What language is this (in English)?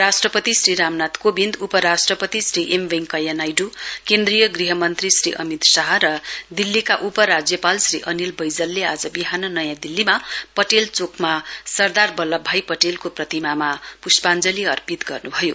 Nepali